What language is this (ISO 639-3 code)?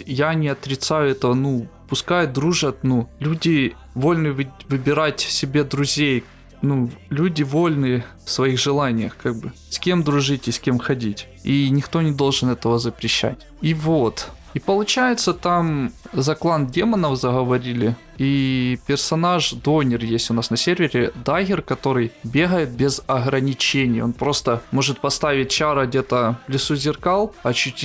rus